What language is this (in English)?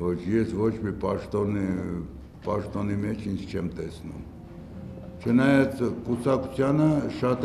Turkish